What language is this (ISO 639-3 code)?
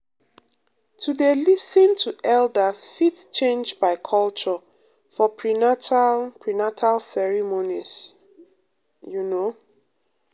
pcm